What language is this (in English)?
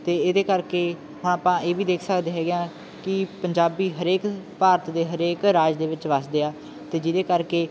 Punjabi